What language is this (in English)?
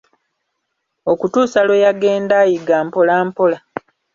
Ganda